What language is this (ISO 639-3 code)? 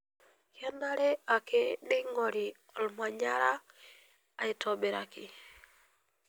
mas